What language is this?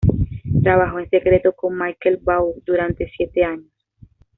Spanish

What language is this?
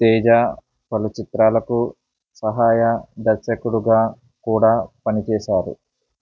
Telugu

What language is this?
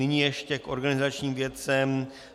Czech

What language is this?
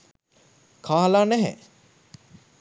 Sinhala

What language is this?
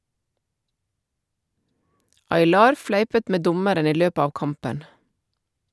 Norwegian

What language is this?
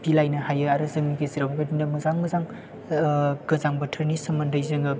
Bodo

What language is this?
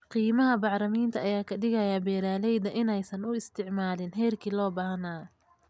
Somali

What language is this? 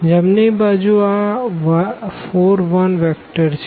Gujarati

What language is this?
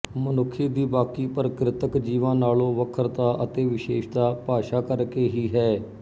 Punjabi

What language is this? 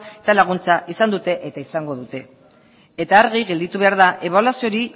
Basque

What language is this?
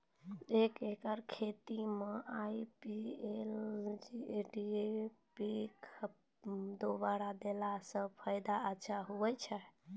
Maithili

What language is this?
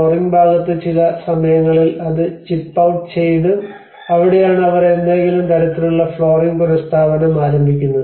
Malayalam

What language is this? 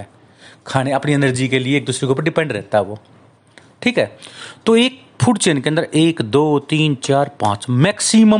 Hindi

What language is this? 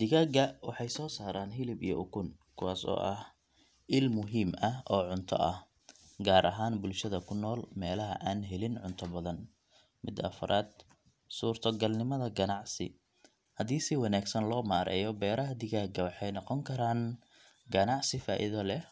Somali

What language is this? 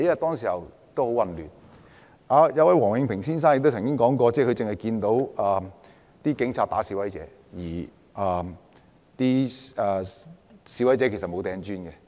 Cantonese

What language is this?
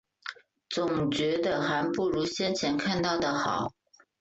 Chinese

